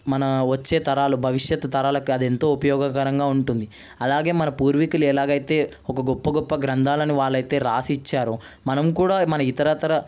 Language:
Telugu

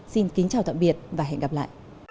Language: Vietnamese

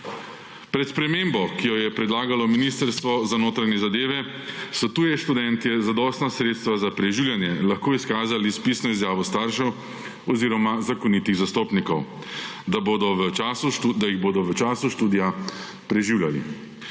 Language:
Slovenian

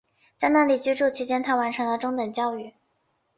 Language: Chinese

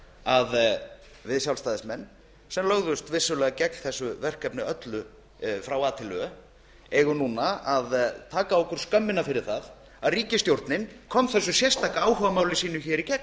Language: Icelandic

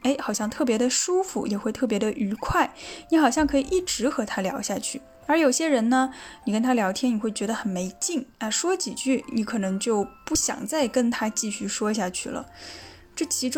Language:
Chinese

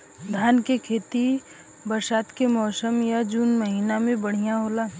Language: Bhojpuri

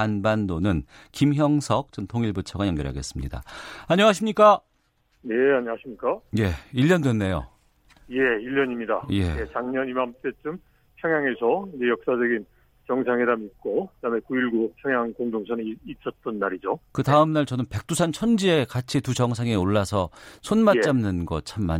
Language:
Korean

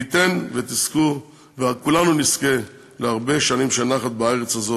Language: Hebrew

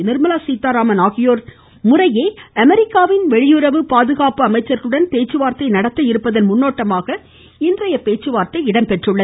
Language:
Tamil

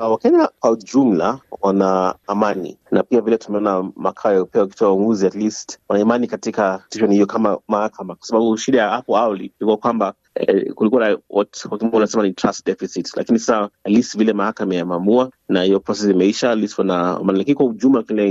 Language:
Swahili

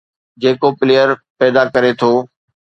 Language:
Sindhi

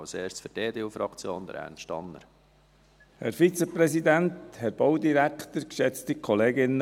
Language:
Swiss German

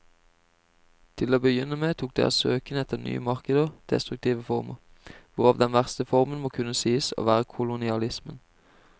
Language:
Norwegian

